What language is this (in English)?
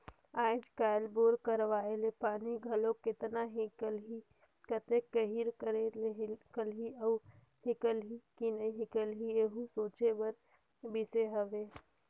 Chhattisgarhi